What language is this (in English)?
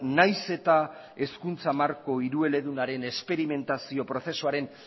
Basque